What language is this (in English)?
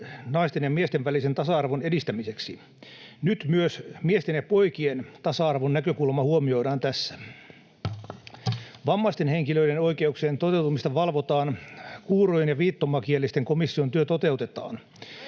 Finnish